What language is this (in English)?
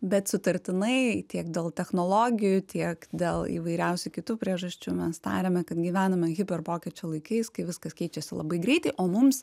Lithuanian